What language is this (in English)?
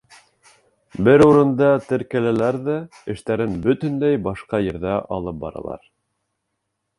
Bashkir